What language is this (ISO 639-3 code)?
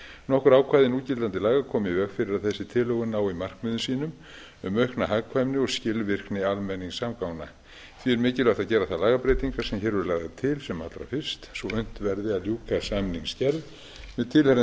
isl